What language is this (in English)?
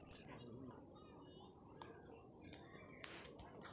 Maithili